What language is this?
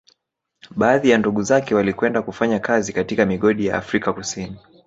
Swahili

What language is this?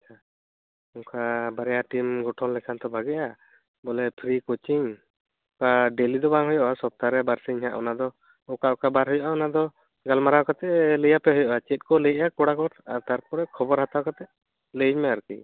Santali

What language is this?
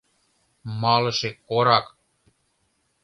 Mari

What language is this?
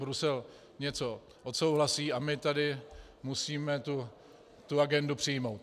Czech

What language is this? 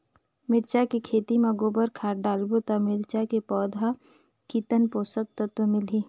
Chhattisgarhi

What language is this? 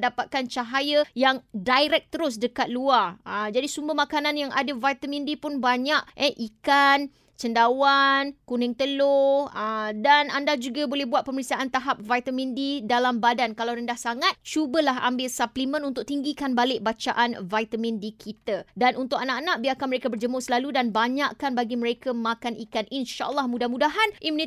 Malay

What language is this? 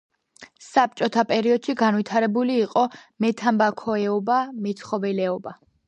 Georgian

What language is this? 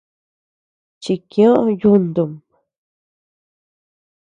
Tepeuxila Cuicatec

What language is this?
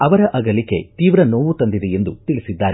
Kannada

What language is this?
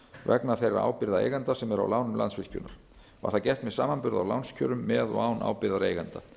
Icelandic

